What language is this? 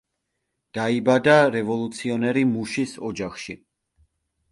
Georgian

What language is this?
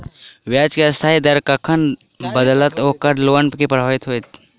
Maithili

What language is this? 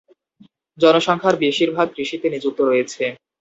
Bangla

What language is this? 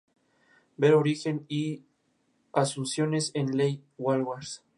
Spanish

